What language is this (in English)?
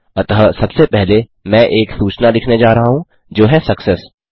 Hindi